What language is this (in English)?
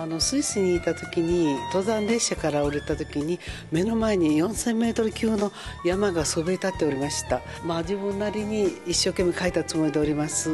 Japanese